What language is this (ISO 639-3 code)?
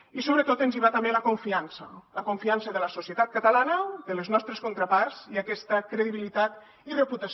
cat